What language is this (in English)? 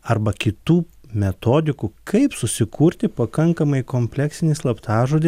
Lithuanian